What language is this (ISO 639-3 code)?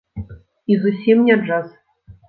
bel